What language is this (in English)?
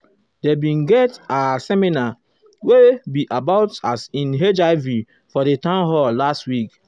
Nigerian Pidgin